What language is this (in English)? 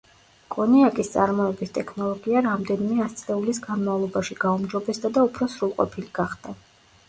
Georgian